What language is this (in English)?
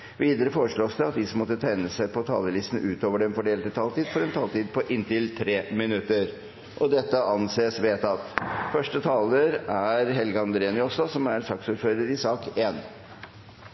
Norwegian